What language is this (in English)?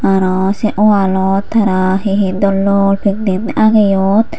Chakma